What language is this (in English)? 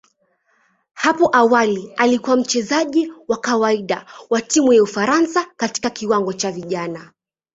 Swahili